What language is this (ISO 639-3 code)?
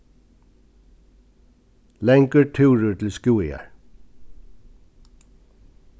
fao